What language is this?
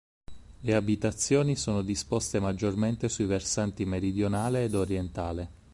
Italian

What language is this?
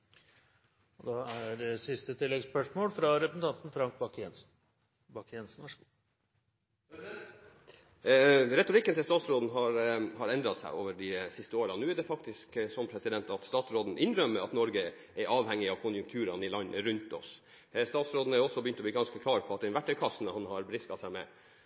Norwegian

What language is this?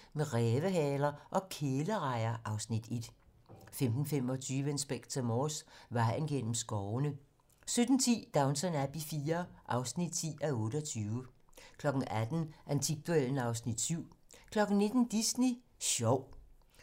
Danish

